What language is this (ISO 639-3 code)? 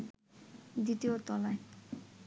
ben